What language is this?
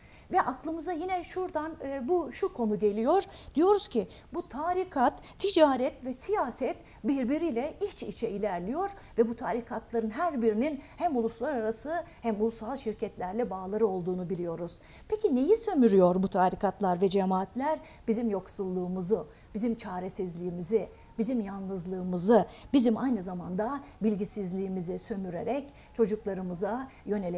Turkish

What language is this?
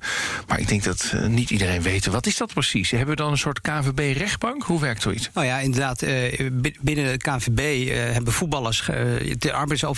Dutch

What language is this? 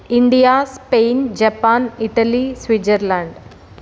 Telugu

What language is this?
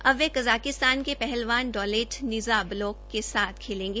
Hindi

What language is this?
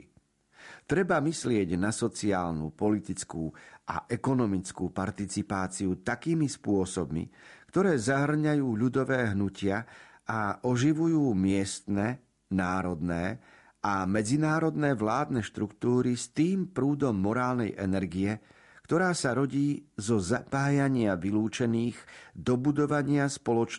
Slovak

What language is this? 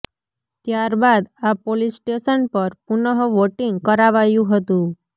Gujarati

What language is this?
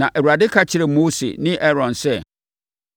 Akan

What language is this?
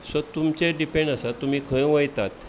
Konkani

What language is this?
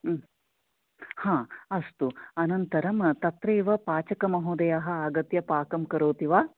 Sanskrit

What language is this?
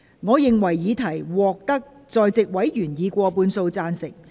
Cantonese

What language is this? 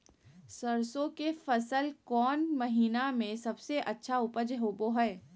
Magahi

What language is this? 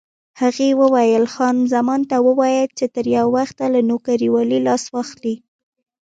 Pashto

